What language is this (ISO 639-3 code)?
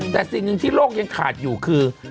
tha